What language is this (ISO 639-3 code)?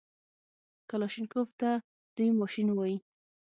pus